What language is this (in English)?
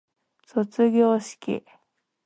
Japanese